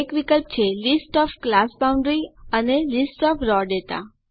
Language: Gujarati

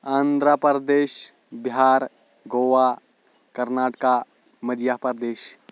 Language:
Kashmiri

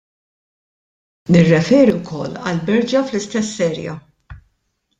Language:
Maltese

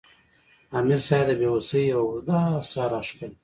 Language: Pashto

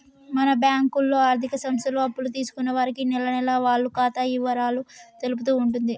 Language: Telugu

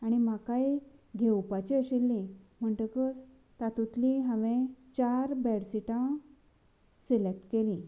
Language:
Konkani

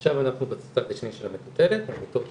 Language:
Hebrew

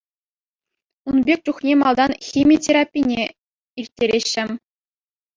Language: Chuvash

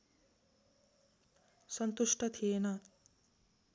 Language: Nepali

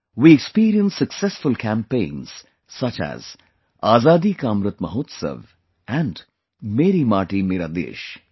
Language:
English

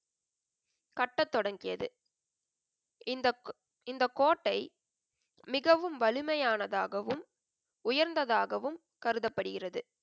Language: Tamil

